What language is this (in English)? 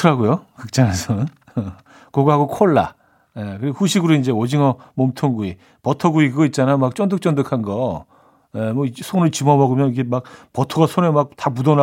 Korean